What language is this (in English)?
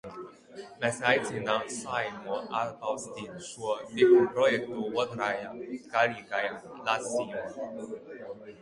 Latvian